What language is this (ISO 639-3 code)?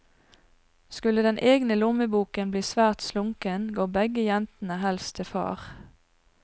nor